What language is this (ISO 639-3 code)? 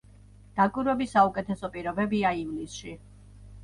kat